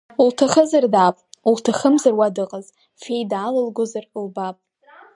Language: Abkhazian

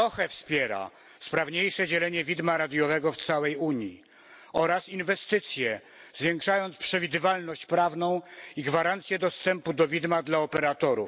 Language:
Polish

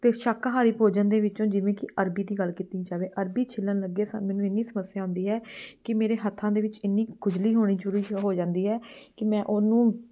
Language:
Punjabi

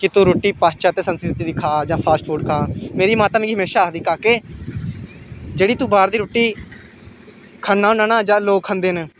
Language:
Dogri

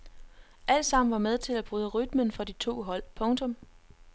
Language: Danish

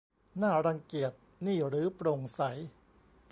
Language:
Thai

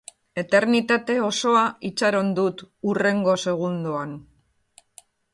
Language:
Basque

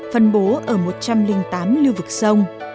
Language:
Vietnamese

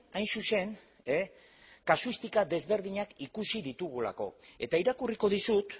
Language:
Basque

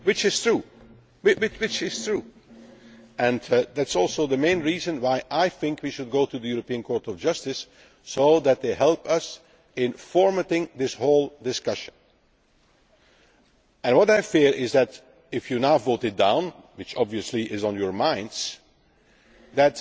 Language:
English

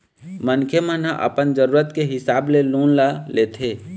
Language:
Chhattisgarhi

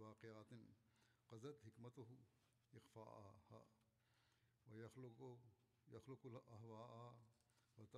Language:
Bulgarian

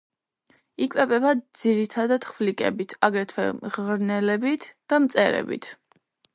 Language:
Georgian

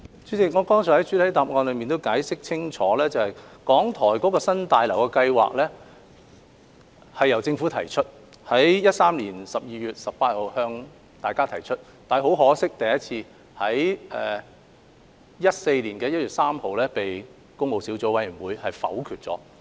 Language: Cantonese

